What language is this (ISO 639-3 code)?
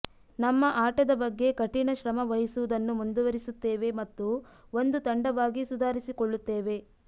kan